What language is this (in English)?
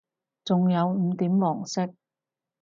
Cantonese